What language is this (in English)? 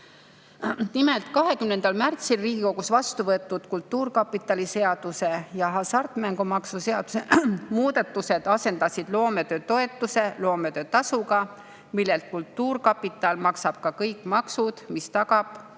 Estonian